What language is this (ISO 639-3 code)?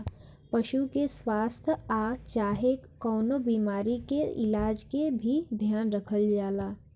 bho